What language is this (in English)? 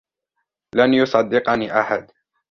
Arabic